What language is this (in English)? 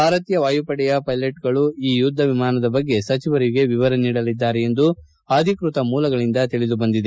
Kannada